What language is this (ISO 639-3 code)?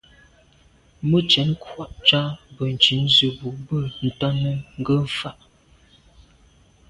byv